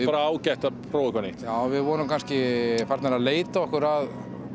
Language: Icelandic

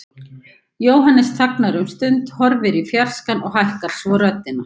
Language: Icelandic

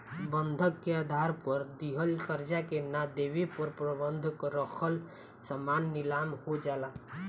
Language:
Bhojpuri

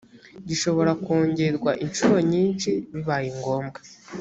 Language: Kinyarwanda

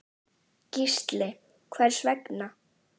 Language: Icelandic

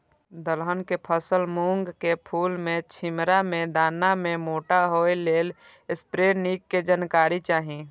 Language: Maithili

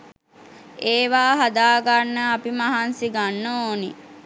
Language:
Sinhala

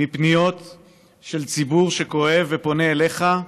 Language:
Hebrew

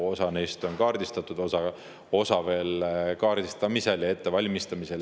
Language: Estonian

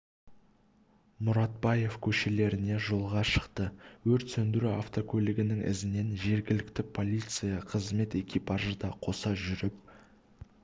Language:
Kazakh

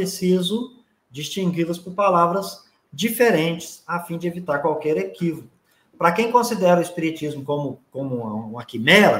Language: Portuguese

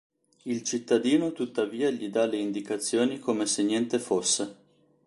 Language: Italian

